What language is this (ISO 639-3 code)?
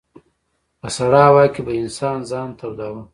pus